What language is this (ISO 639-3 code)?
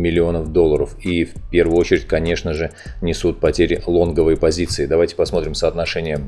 rus